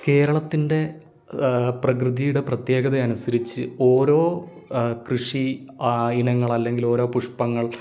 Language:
Malayalam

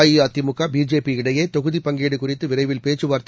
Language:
Tamil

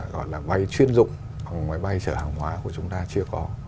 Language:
Vietnamese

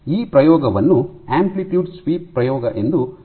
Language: Kannada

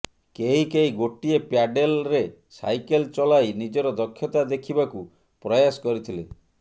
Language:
Odia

